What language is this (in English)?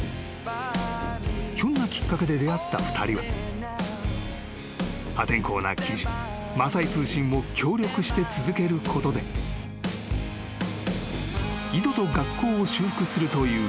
Japanese